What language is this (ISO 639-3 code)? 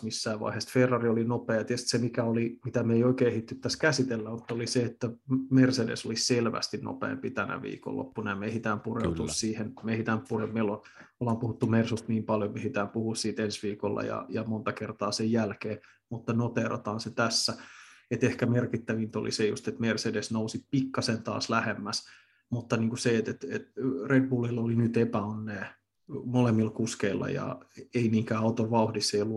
fin